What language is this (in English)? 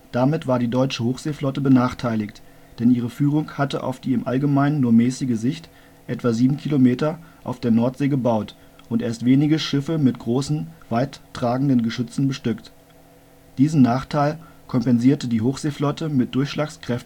German